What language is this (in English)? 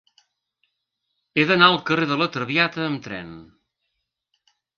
Catalan